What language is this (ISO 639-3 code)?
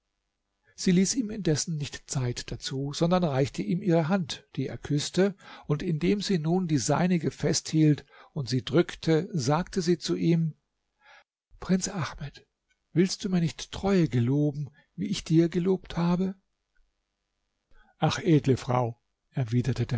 deu